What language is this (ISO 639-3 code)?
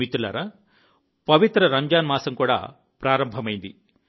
tel